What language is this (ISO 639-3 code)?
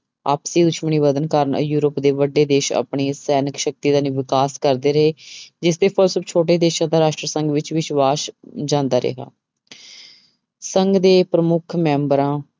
pan